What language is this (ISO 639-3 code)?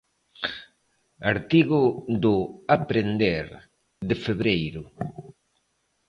glg